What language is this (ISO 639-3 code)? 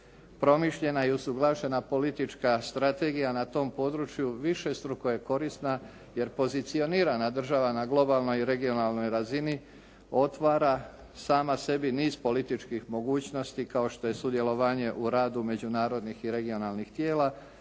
hrv